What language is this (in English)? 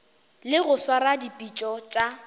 Northern Sotho